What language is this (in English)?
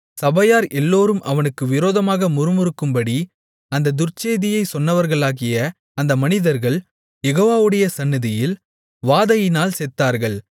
Tamil